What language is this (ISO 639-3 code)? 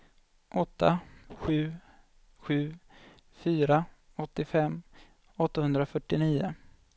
swe